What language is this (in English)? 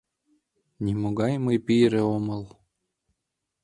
Mari